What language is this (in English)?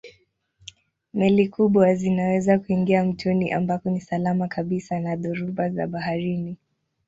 Swahili